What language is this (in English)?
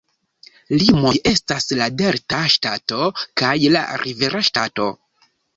Esperanto